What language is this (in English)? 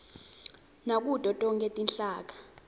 Swati